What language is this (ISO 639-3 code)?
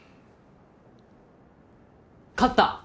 jpn